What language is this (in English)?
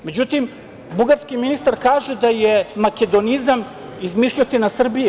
Serbian